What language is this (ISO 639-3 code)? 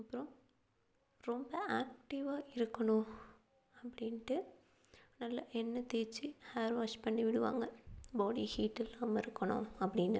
tam